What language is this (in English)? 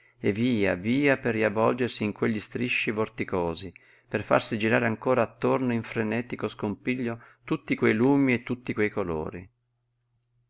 Italian